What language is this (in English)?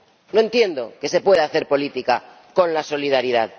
Spanish